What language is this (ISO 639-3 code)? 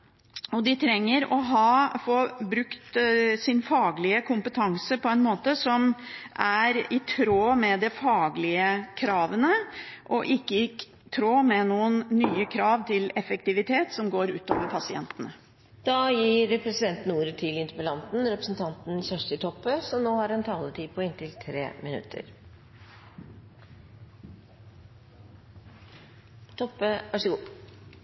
nor